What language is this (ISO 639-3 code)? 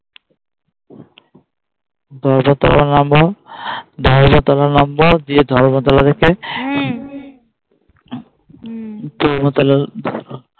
ben